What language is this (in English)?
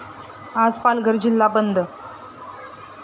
Marathi